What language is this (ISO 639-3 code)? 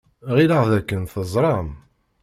kab